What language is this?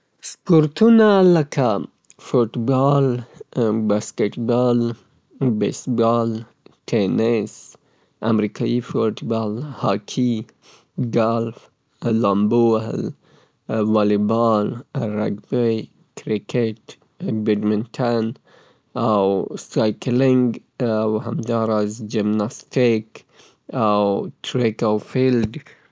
Southern Pashto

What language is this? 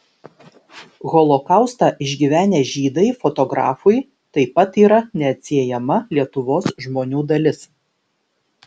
Lithuanian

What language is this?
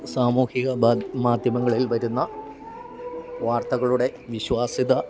Malayalam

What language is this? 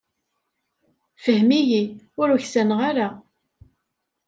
Kabyle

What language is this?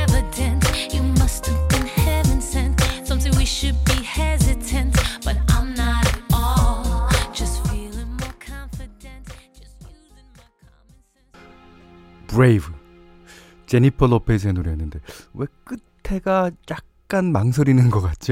Korean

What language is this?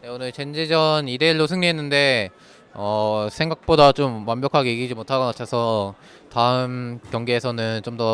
Korean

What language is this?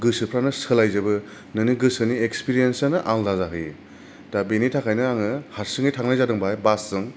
Bodo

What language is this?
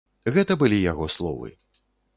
Belarusian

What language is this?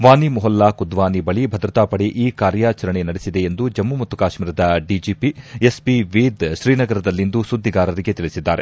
Kannada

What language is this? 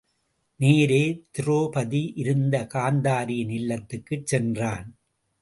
Tamil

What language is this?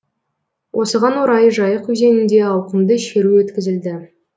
Kazakh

